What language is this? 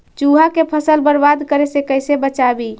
Magahi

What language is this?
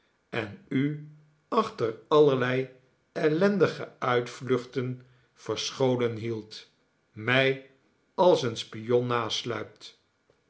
Dutch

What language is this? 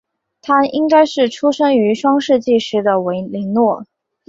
Chinese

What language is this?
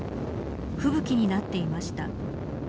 Japanese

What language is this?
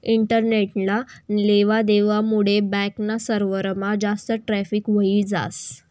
Marathi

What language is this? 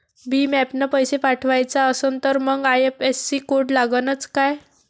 Marathi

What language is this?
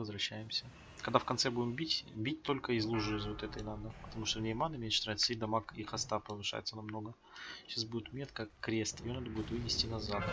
Russian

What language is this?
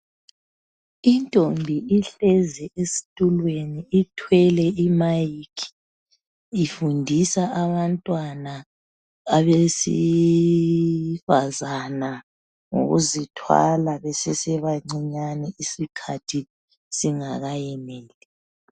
North Ndebele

